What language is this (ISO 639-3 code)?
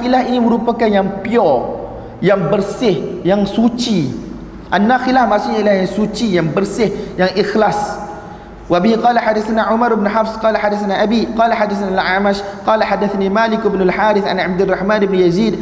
msa